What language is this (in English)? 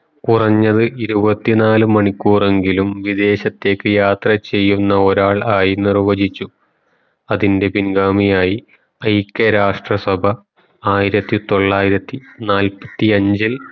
Malayalam